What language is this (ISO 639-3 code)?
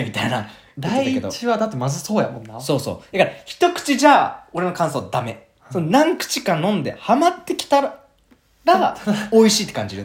jpn